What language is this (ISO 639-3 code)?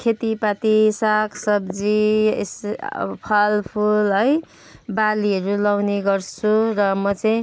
nep